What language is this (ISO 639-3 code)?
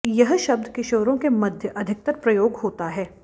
hin